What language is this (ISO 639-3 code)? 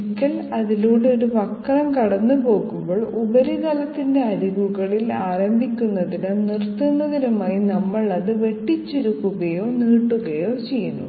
mal